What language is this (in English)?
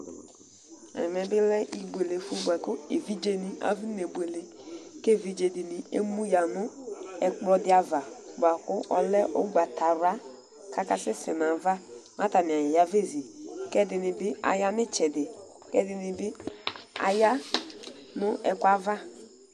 Ikposo